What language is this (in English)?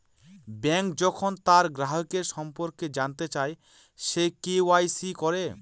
Bangla